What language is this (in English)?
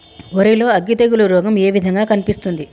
Telugu